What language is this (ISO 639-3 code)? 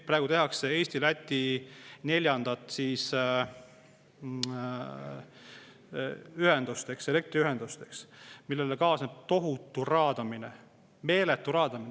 est